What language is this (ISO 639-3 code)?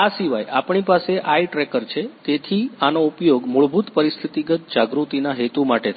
guj